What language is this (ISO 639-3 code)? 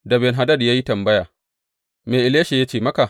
hau